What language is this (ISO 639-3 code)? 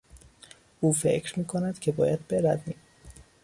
fas